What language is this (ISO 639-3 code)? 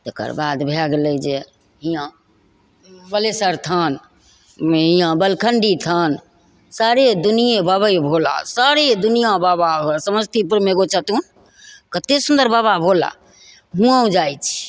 mai